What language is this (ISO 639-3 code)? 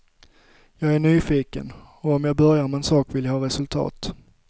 swe